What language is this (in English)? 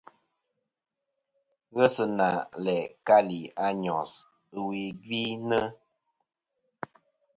Kom